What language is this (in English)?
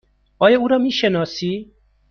Persian